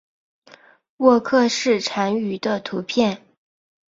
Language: Chinese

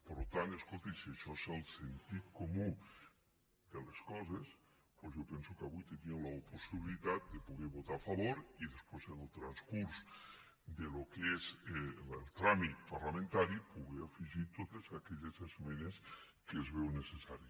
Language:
Catalan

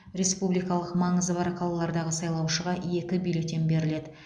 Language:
Kazakh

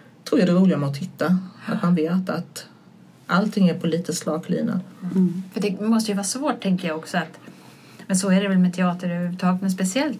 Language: Swedish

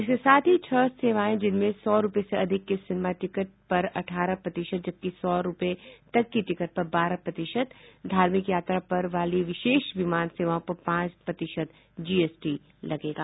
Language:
Hindi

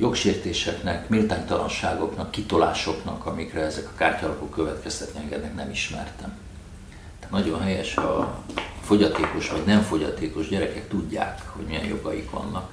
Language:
Hungarian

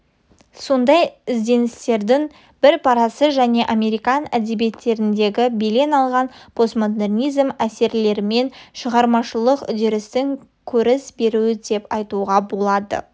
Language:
Kazakh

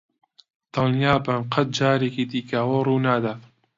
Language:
Central Kurdish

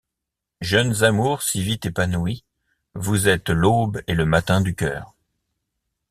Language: French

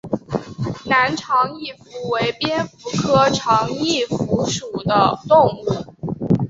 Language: Chinese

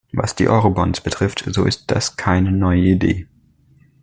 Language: German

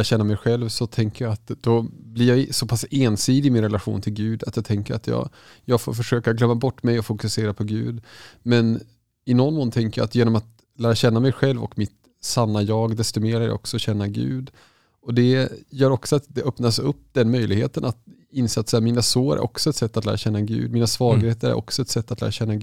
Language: Swedish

